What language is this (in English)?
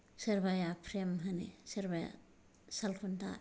Bodo